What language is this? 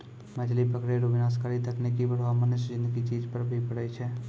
Maithili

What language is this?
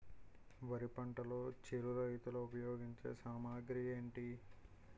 Telugu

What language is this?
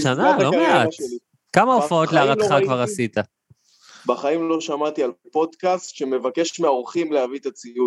Hebrew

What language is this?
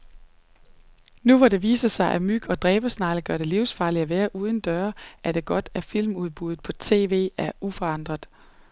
Danish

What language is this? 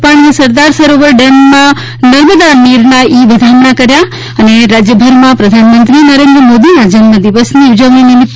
Gujarati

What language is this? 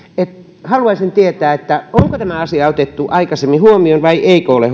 Finnish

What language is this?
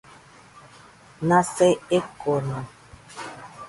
Nüpode Huitoto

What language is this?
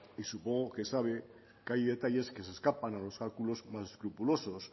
Spanish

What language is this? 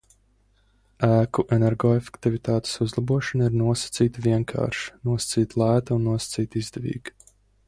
Latvian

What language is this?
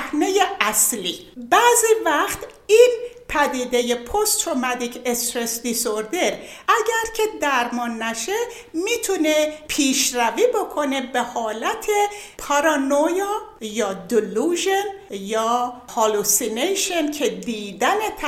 Persian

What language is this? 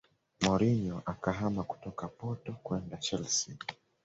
Swahili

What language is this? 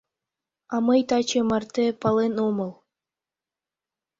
Mari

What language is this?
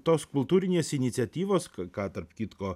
Lithuanian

